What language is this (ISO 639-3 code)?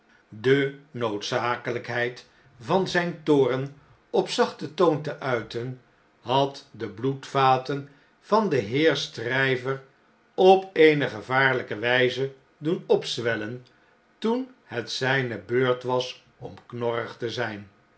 nld